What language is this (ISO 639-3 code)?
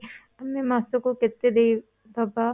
ori